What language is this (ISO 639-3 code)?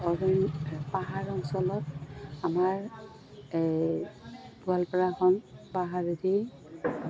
asm